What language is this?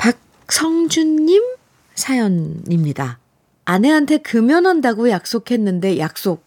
Korean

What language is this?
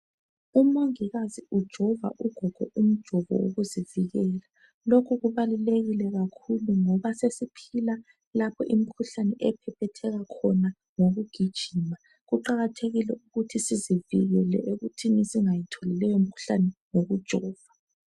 North Ndebele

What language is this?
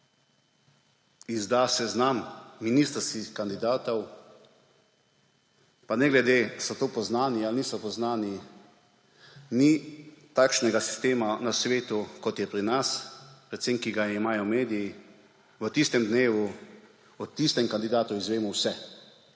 Slovenian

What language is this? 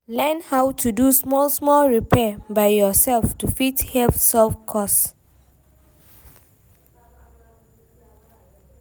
Nigerian Pidgin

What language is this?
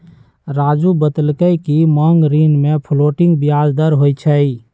Magahi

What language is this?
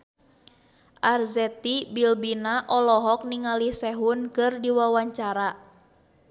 Sundanese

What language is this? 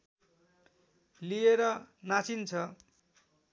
Nepali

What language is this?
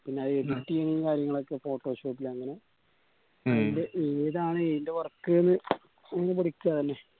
Malayalam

